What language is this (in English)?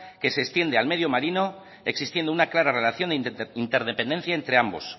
Spanish